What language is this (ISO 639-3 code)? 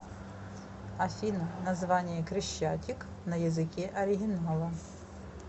rus